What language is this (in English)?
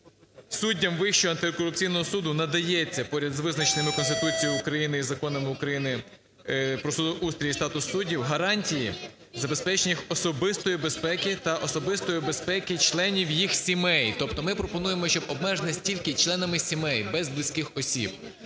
Ukrainian